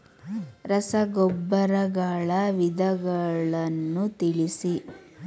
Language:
Kannada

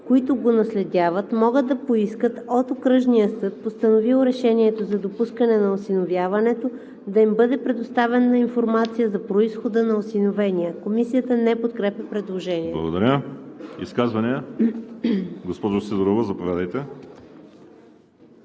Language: Bulgarian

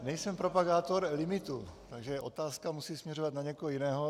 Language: Czech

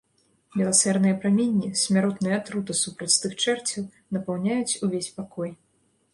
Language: Belarusian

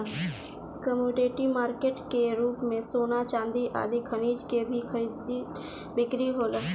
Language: Bhojpuri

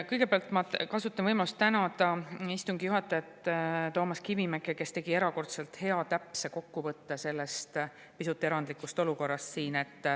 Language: Estonian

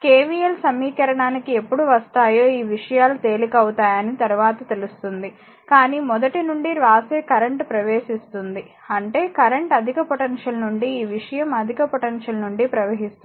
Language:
Telugu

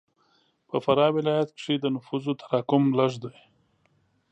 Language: Pashto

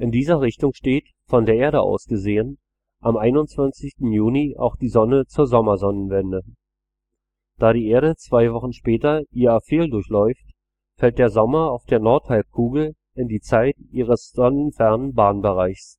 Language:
German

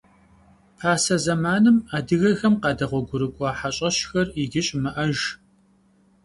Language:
Kabardian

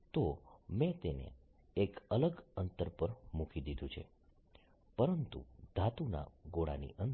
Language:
Gujarati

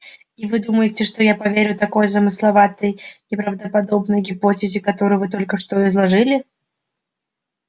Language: Russian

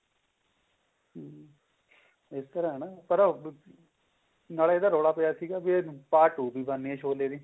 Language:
Punjabi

